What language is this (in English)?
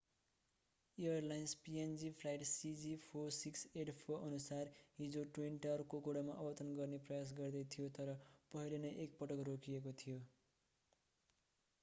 Nepali